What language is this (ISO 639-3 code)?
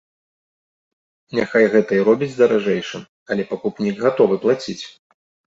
bel